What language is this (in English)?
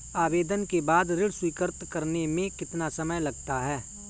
Hindi